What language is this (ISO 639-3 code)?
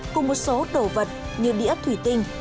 vie